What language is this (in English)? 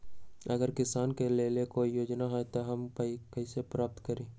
Magahi